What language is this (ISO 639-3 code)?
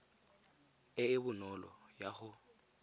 tsn